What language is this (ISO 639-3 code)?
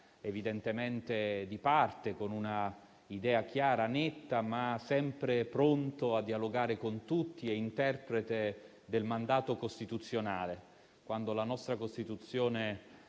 ita